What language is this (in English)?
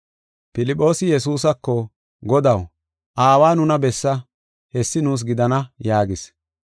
Gofa